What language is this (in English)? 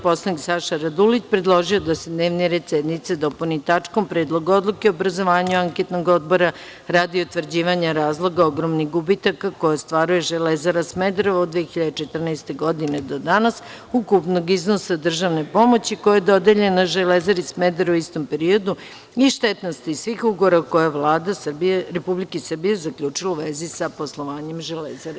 Serbian